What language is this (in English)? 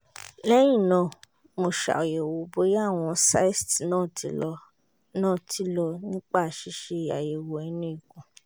Yoruba